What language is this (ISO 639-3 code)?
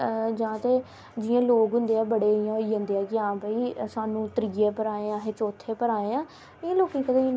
doi